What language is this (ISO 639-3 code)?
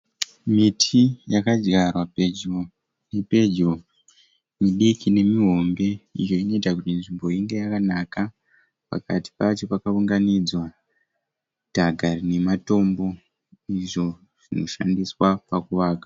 sna